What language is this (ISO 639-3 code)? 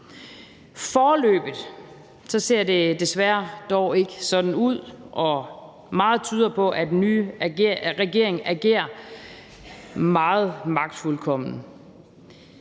dan